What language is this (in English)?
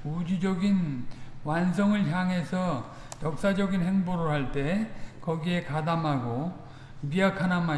Korean